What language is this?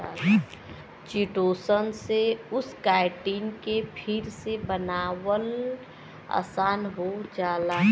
Bhojpuri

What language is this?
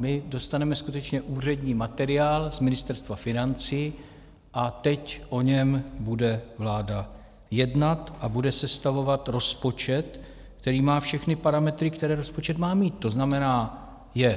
Czech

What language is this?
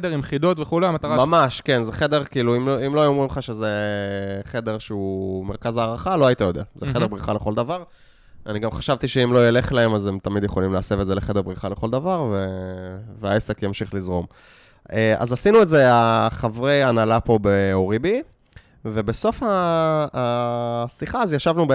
Hebrew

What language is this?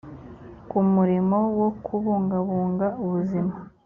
Kinyarwanda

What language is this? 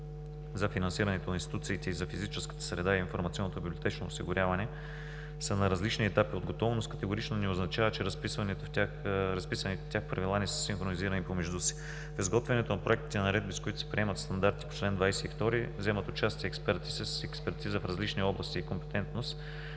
Bulgarian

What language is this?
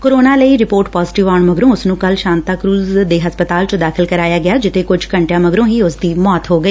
Punjabi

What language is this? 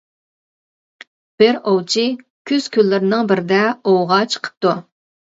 Uyghur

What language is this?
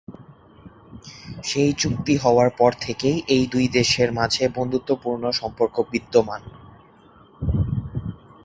Bangla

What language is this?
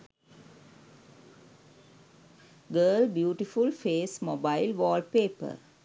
Sinhala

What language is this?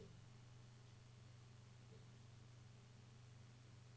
Norwegian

